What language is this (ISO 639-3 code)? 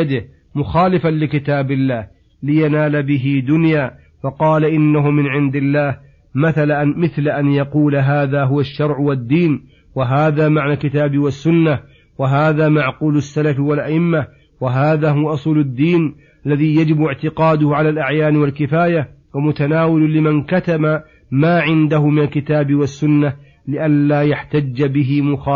ara